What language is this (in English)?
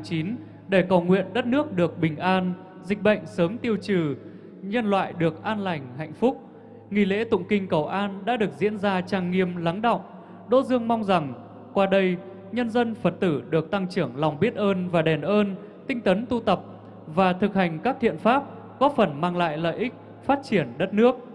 Vietnamese